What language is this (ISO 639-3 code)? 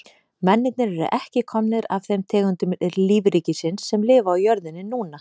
isl